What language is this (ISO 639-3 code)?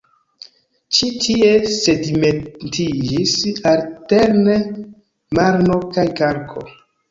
epo